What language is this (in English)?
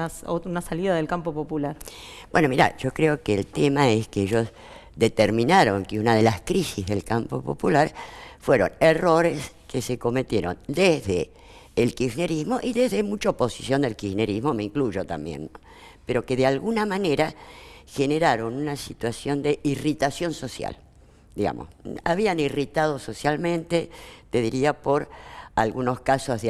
Spanish